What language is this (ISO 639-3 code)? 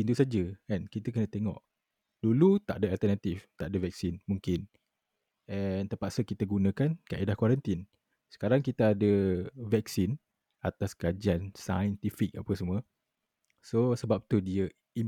msa